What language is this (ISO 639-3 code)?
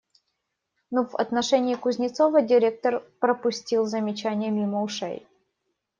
rus